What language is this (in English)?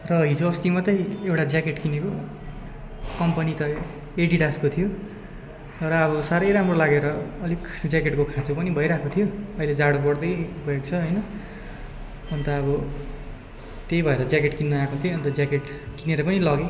Nepali